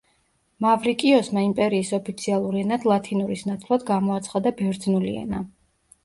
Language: Georgian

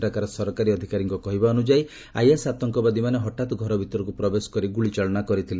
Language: Odia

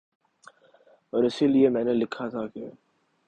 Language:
Urdu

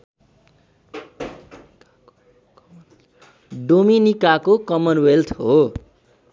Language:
Nepali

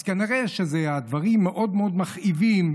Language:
Hebrew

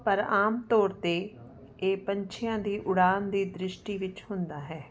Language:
Punjabi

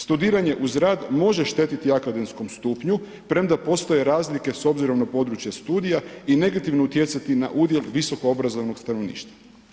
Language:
Croatian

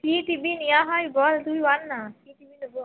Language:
Bangla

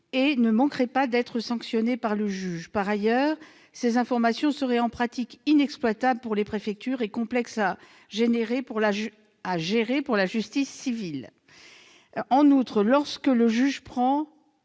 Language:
French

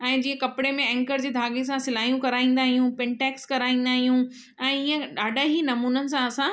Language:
Sindhi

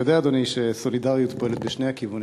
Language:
Hebrew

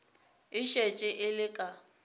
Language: Northern Sotho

